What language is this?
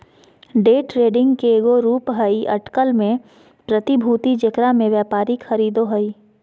Magahi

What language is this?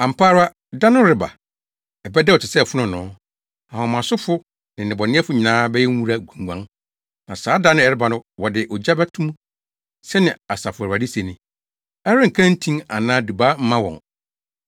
Akan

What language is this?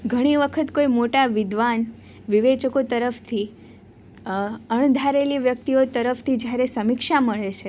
Gujarati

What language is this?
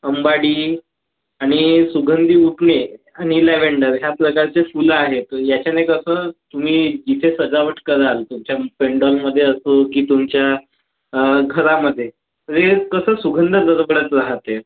Marathi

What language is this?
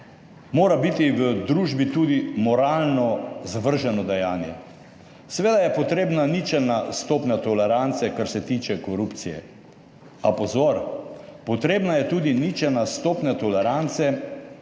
Slovenian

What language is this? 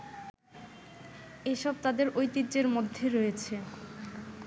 Bangla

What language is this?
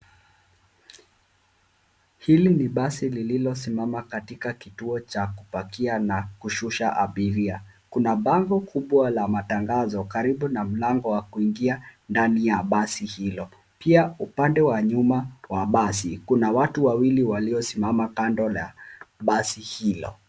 Swahili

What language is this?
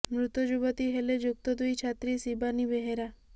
Odia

